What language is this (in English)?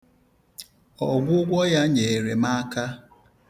Igbo